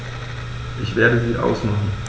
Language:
German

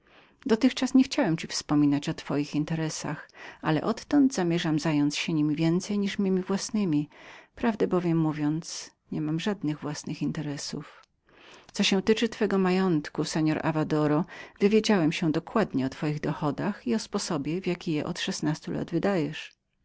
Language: Polish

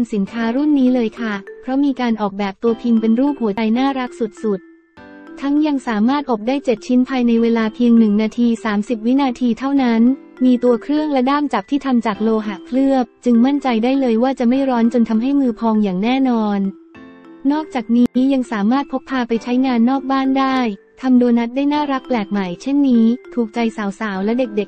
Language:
Thai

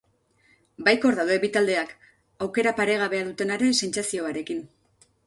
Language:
Basque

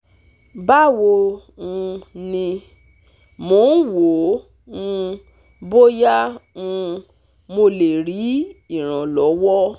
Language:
Yoruba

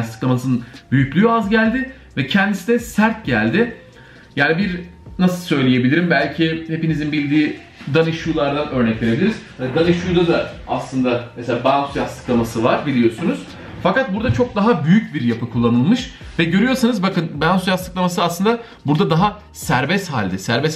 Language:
Turkish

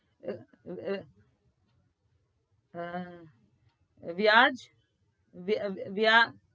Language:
Gujarati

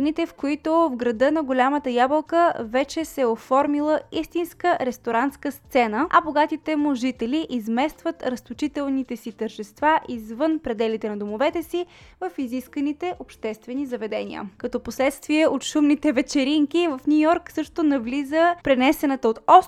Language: Bulgarian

